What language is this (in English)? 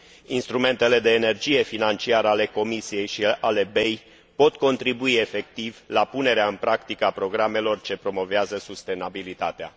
Romanian